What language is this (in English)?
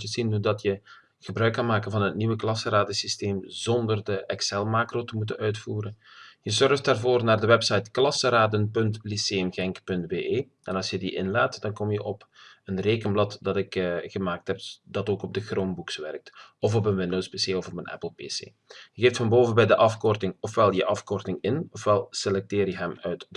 Dutch